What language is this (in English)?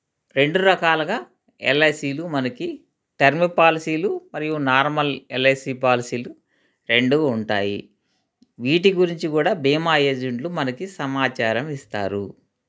Telugu